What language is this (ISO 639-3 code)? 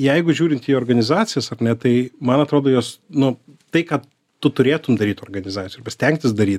lit